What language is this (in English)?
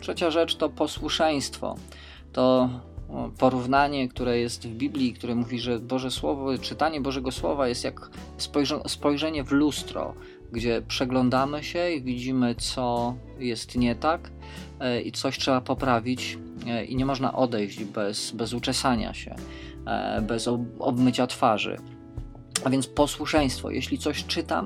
Polish